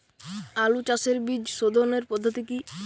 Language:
Bangla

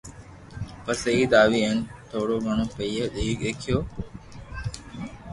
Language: Loarki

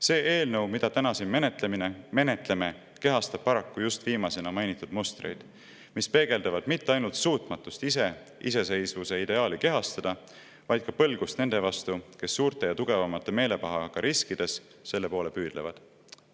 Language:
Estonian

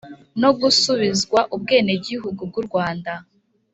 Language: Kinyarwanda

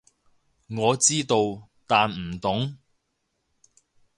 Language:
Cantonese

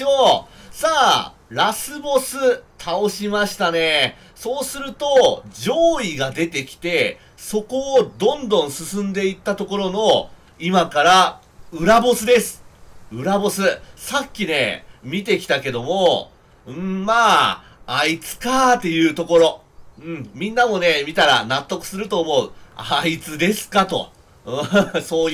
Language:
Japanese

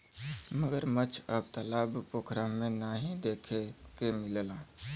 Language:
Bhojpuri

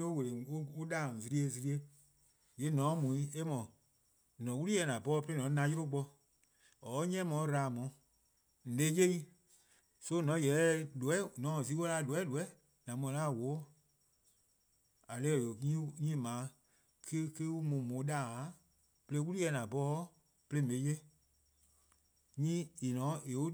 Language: Eastern Krahn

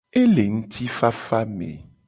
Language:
Gen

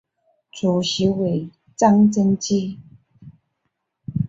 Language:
Chinese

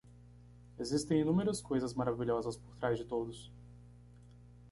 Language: Portuguese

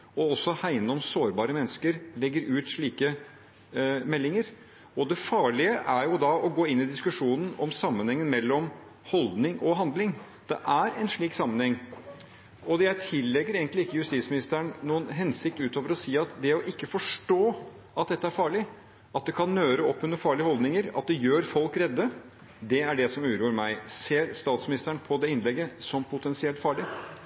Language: Norwegian Bokmål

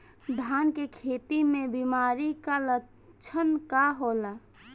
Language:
Bhojpuri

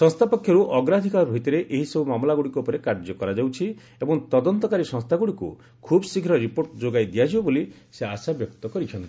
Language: Odia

